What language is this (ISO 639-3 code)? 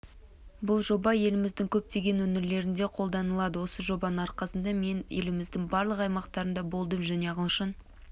kaz